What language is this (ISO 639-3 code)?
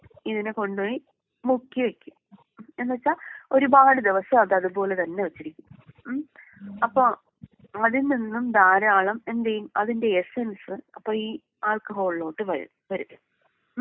mal